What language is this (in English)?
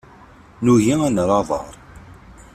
Kabyle